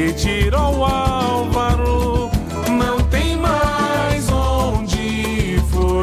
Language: Portuguese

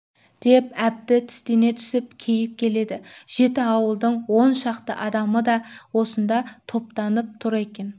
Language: Kazakh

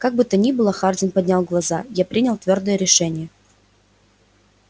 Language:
Russian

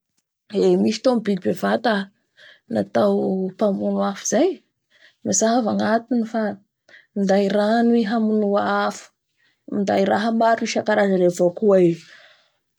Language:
Bara Malagasy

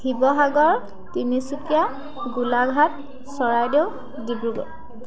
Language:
Assamese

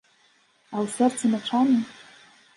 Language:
Belarusian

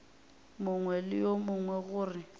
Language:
Northern Sotho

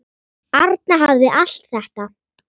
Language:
Icelandic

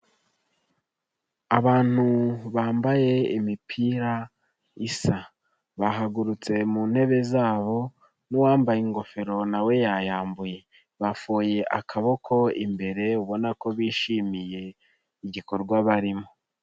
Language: Kinyarwanda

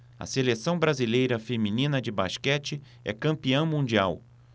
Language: Portuguese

